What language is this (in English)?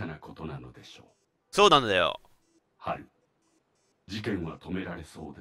Japanese